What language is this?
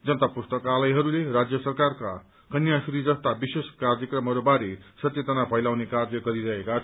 Nepali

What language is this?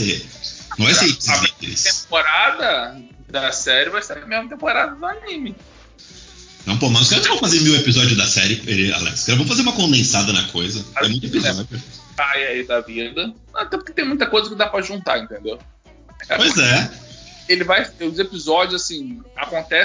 Portuguese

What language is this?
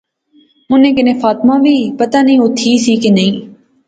Pahari-Potwari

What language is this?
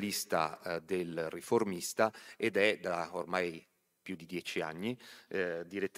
Italian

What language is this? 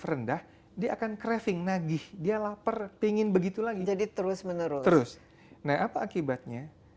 Indonesian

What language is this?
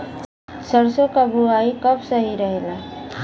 Bhojpuri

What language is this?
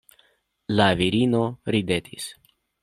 Esperanto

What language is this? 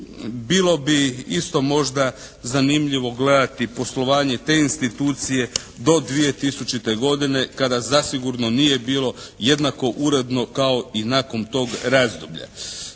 Croatian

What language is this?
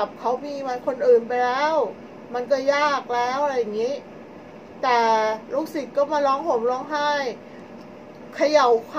Thai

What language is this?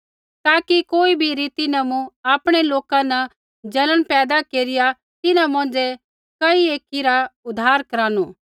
Kullu Pahari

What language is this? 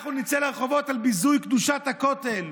Hebrew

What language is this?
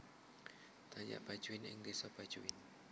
Javanese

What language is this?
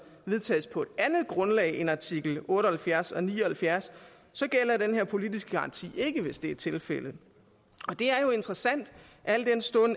Danish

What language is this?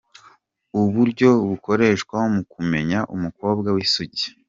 Kinyarwanda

